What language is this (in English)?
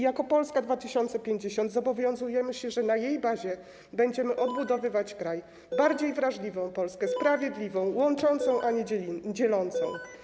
Polish